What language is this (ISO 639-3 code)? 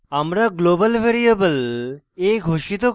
ben